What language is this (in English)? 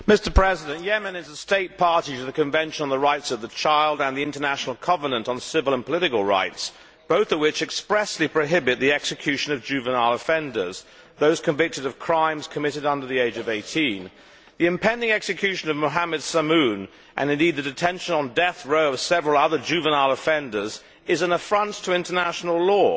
English